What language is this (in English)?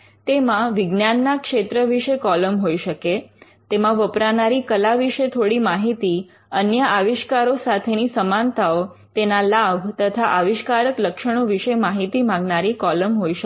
Gujarati